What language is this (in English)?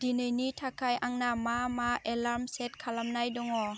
Bodo